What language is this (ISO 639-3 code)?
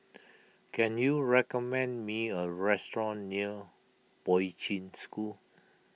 eng